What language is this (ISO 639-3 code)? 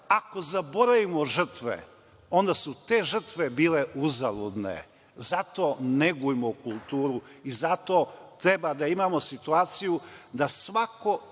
srp